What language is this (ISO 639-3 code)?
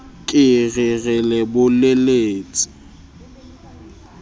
sot